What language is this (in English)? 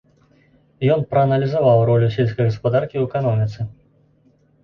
Belarusian